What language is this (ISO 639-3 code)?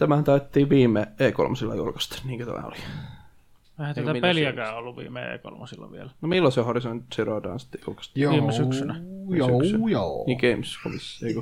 fin